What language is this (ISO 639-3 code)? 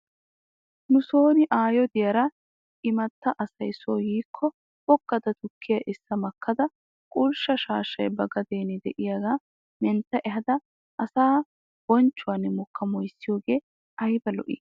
wal